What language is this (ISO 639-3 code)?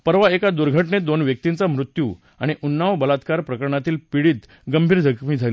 mar